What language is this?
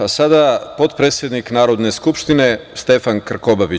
Serbian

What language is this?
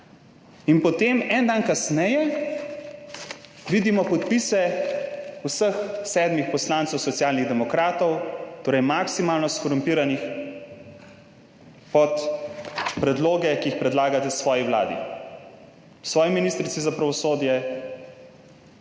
Slovenian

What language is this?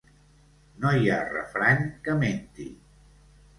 Catalan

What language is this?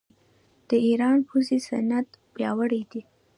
Pashto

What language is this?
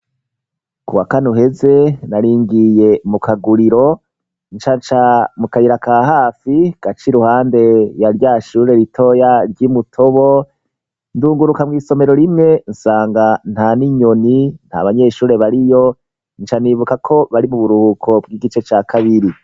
Rundi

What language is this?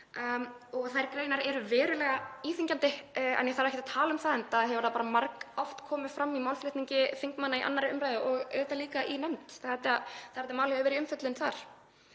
Icelandic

